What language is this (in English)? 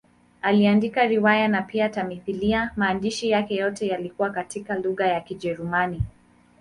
Swahili